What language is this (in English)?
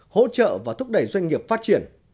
Vietnamese